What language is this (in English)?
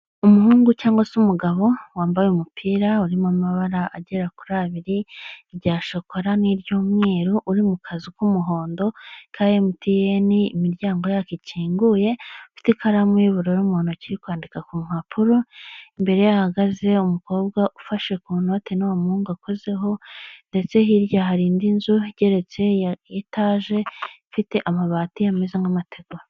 Kinyarwanda